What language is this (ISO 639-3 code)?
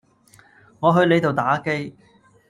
yue